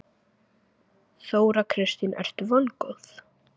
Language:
Icelandic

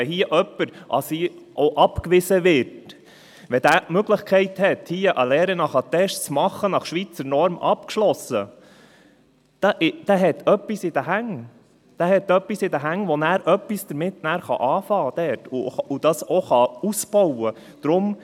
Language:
Swiss German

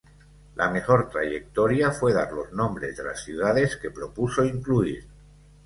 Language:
Spanish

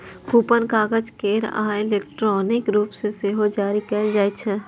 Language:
Maithili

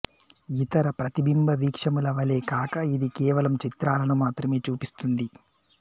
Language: Telugu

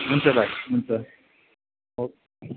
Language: Nepali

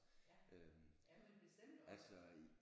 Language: Danish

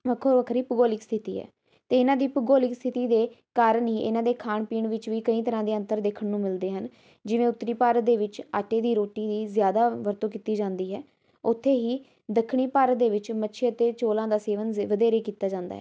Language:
Punjabi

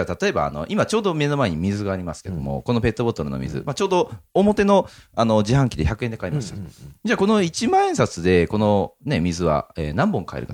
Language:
Japanese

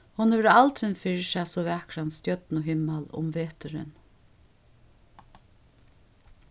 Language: Faroese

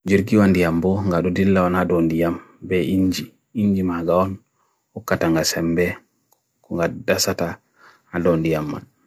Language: Bagirmi Fulfulde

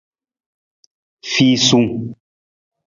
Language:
Nawdm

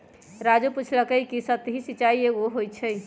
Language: Magahi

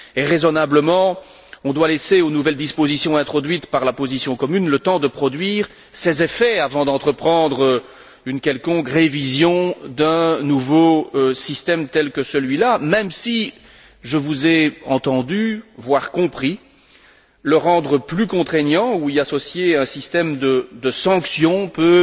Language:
French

